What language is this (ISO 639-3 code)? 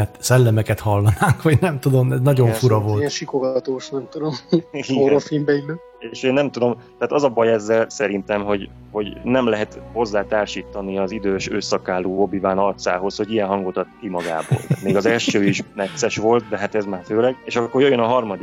hun